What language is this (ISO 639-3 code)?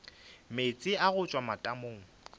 nso